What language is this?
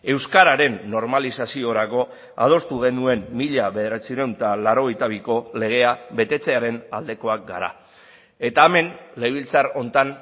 Basque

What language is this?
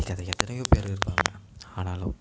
Tamil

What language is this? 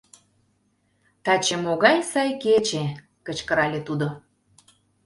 Mari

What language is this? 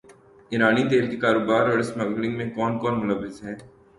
Urdu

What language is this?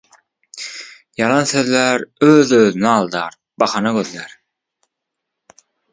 Turkmen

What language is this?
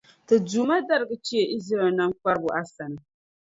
Dagbani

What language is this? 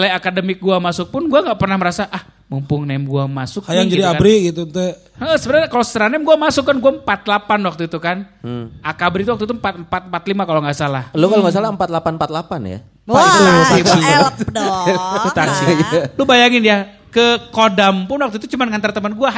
Indonesian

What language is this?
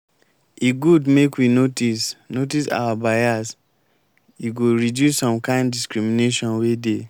Nigerian Pidgin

